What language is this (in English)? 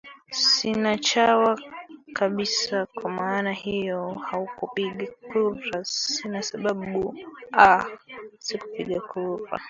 Swahili